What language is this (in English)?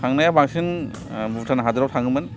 Bodo